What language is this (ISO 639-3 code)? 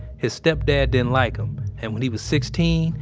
eng